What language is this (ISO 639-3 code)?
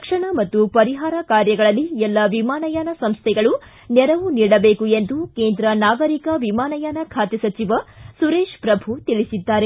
kan